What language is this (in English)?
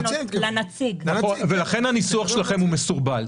Hebrew